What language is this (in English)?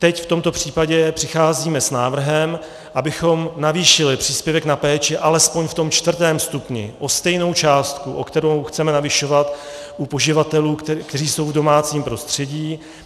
Czech